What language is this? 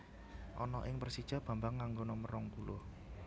Javanese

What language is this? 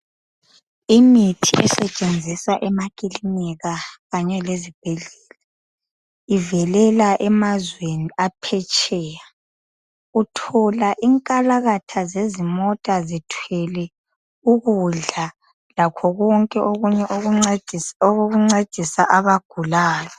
North Ndebele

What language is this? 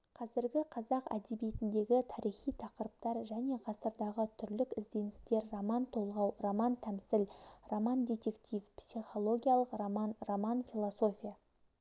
Kazakh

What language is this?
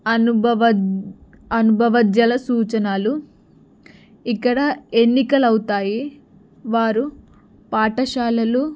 Telugu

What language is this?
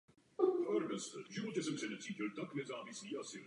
Czech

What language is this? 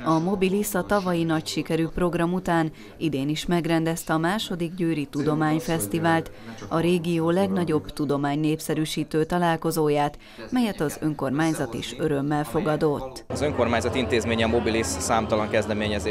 Hungarian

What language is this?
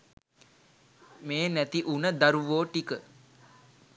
Sinhala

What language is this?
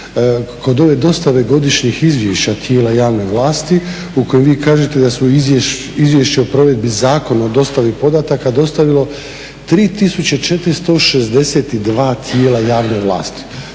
Croatian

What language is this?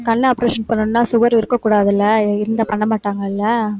Tamil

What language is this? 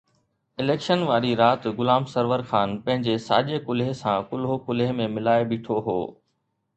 Sindhi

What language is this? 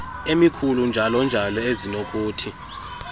Xhosa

